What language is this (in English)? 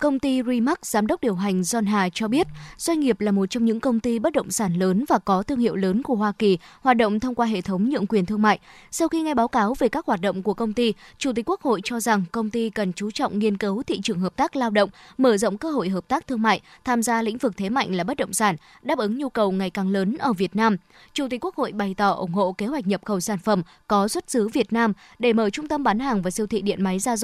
Vietnamese